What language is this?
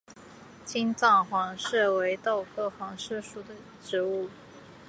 Chinese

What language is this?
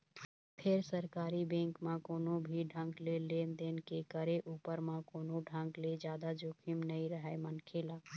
Chhattisgarhi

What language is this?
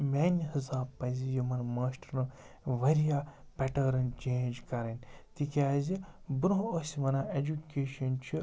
Kashmiri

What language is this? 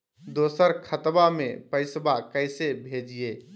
Magahi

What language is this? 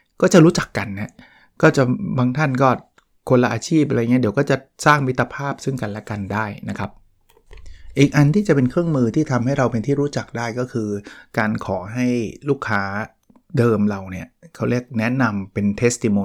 Thai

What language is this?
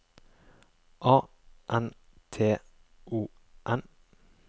Norwegian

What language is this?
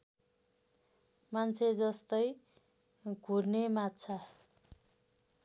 Nepali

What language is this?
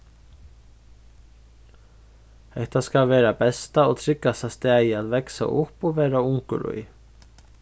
Faroese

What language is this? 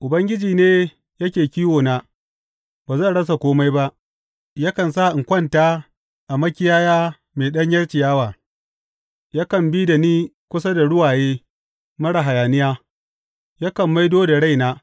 Hausa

